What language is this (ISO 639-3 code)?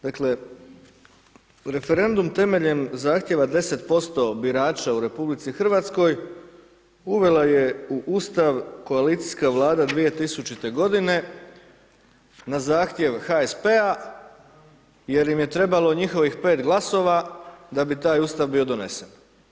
hrv